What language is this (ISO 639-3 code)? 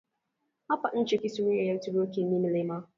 swa